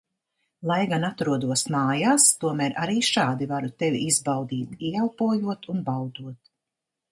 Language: Latvian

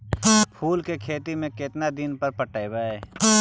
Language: Magahi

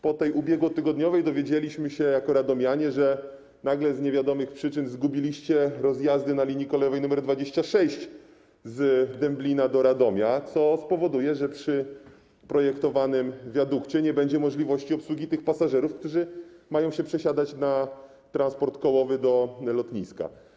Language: Polish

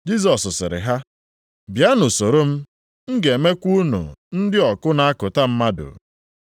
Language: Igbo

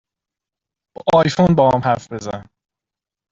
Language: Persian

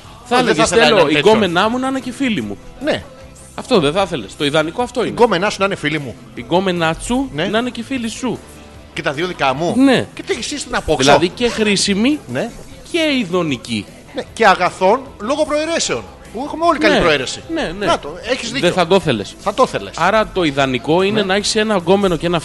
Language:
Greek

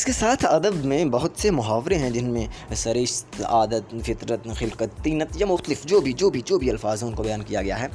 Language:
Urdu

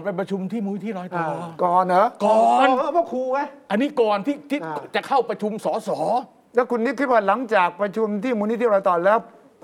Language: Thai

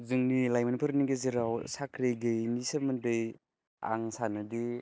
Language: Bodo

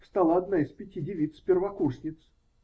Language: Russian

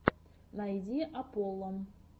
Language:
Russian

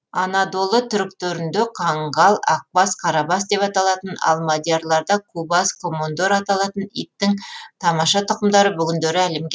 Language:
Kazakh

